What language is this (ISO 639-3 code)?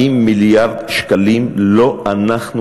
heb